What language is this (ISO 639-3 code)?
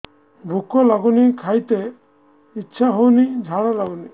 ori